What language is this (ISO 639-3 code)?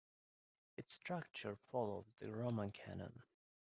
eng